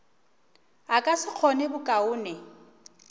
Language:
Northern Sotho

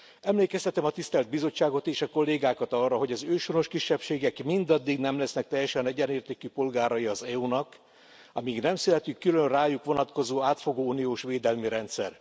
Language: Hungarian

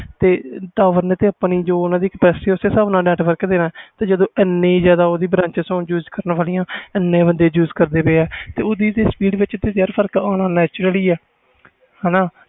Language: Punjabi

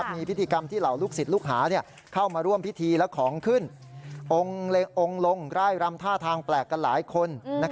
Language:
Thai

